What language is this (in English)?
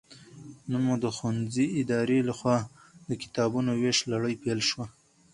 Pashto